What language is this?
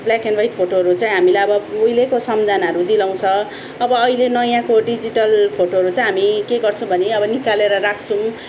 Nepali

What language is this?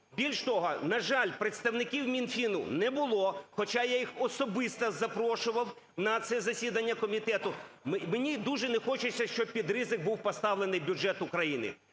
Ukrainian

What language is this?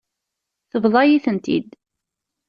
Kabyle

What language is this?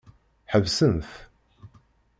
Kabyle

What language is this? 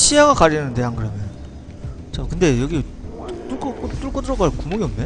Korean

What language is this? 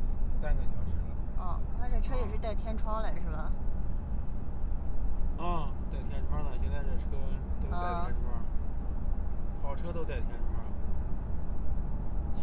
Chinese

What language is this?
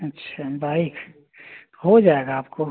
Hindi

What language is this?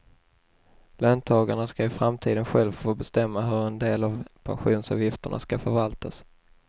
Swedish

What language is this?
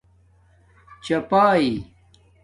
Domaaki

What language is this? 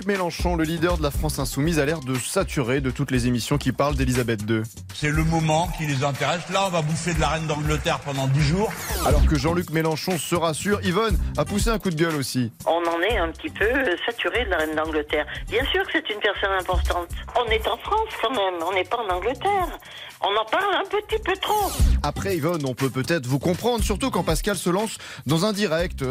French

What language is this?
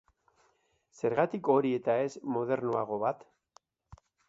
Basque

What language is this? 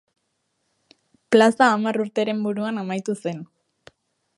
Basque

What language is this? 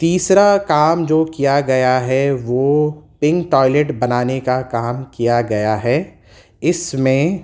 Urdu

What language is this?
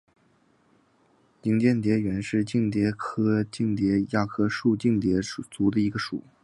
Chinese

